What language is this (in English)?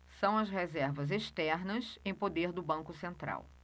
Portuguese